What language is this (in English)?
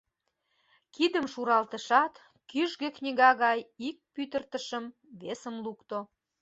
Mari